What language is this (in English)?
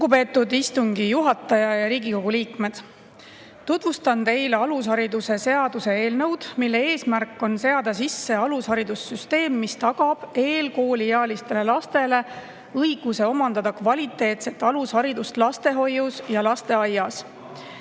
Estonian